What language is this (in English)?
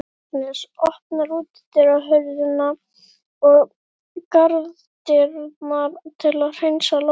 Icelandic